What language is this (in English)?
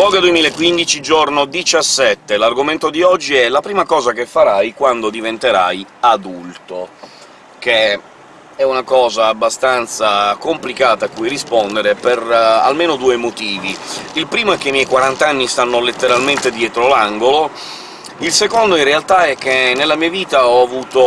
Italian